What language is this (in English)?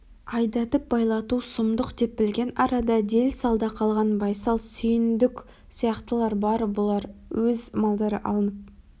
Kazakh